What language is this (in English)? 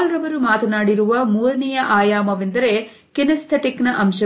Kannada